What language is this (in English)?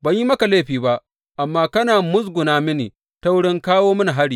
Hausa